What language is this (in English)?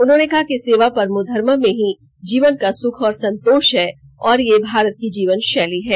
Hindi